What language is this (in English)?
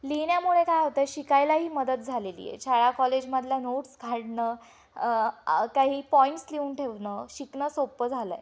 Marathi